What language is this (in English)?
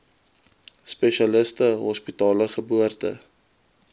Afrikaans